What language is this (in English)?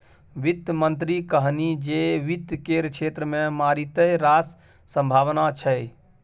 Maithili